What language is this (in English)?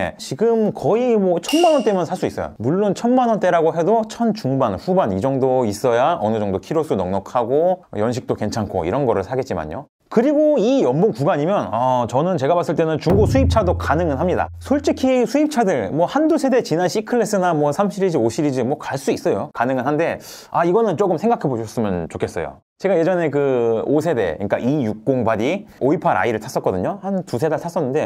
Korean